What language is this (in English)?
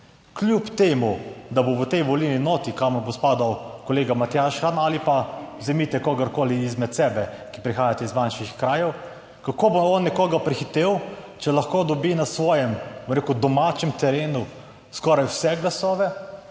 Slovenian